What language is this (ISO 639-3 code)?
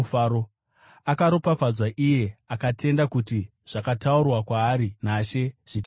sna